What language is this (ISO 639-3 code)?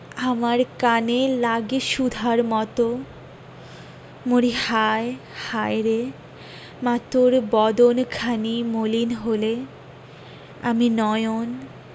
ben